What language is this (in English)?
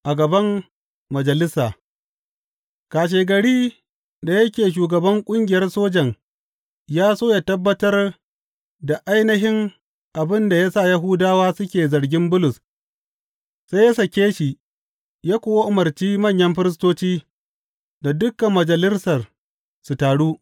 Hausa